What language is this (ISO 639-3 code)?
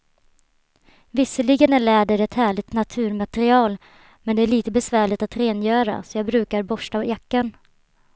swe